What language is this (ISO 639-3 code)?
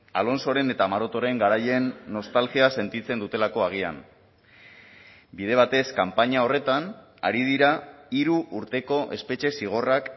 eus